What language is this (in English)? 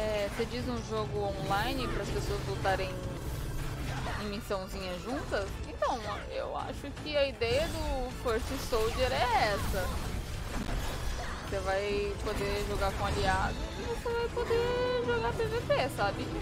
Portuguese